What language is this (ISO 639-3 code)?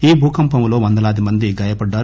tel